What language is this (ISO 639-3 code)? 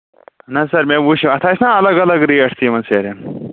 kas